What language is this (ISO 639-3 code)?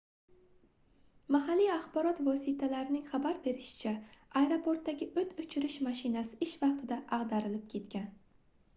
uzb